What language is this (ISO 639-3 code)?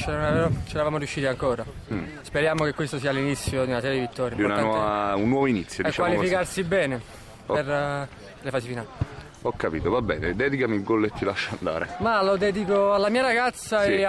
ita